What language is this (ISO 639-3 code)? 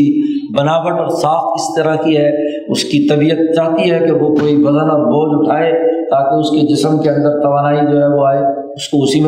urd